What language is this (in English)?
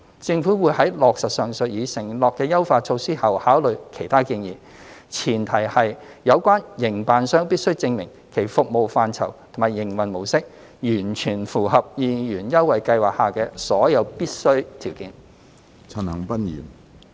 Cantonese